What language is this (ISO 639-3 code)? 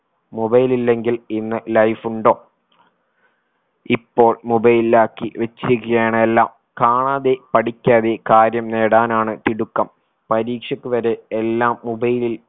mal